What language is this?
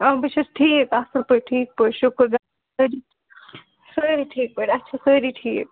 Kashmiri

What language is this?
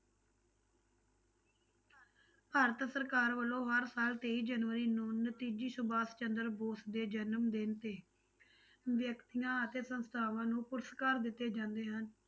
Punjabi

